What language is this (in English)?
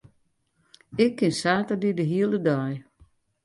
Western Frisian